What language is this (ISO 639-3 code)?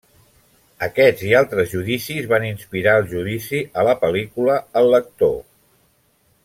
cat